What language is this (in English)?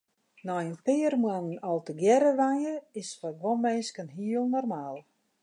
Western Frisian